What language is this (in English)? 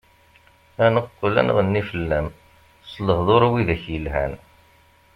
Kabyle